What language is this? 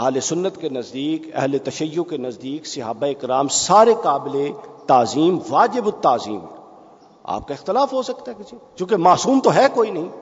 Urdu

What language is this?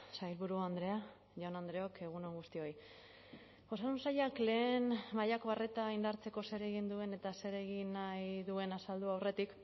Basque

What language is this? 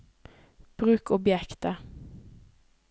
Norwegian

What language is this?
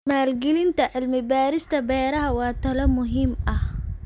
Somali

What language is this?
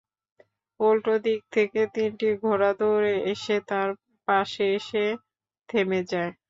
Bangla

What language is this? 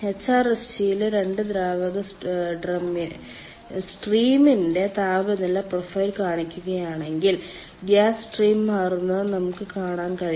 Malayalam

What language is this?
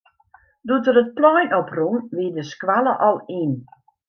Western Frisian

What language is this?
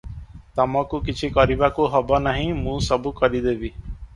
Odia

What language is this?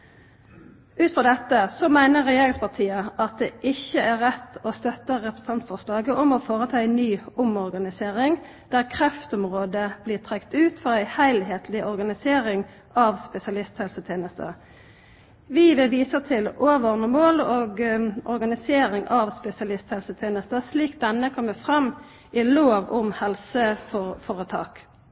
Norwegian Nynorsk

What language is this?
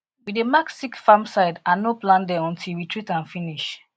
Nigerian Pidgin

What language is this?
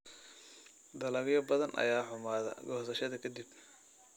Somali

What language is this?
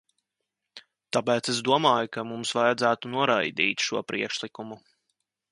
Latvian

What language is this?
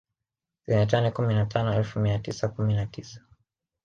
Swahili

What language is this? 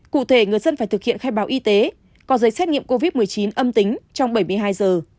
Vietnamese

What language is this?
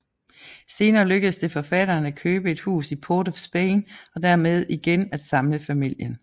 Danish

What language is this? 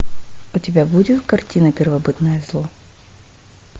Russian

